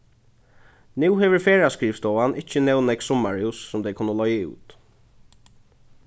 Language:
Faroese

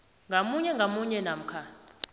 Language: South Ndebele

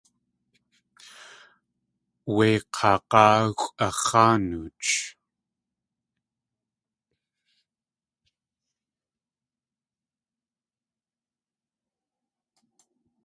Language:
Tlingit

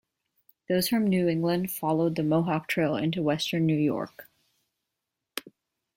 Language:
English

